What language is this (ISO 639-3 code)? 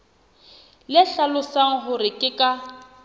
sot